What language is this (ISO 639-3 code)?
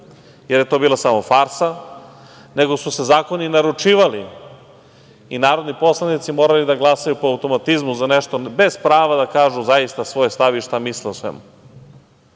srp